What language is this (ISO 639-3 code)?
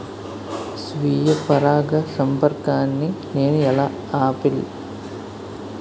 tel